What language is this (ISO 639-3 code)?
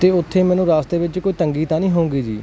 pan